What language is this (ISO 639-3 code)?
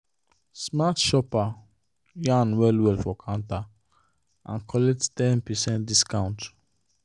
pcm